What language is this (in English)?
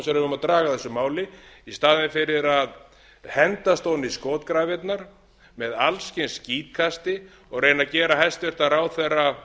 Icelandic